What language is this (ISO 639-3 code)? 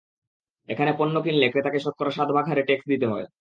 ben